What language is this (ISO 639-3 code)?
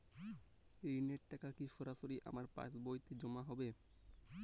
ben